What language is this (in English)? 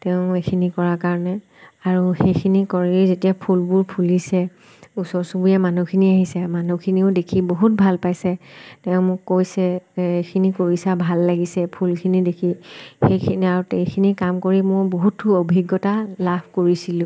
Assamese